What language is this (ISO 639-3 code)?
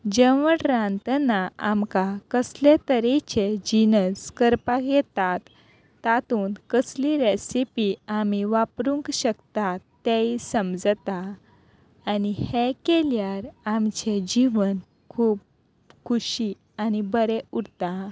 kok